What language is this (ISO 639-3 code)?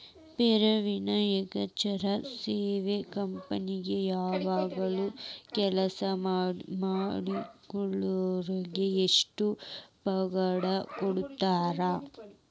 kan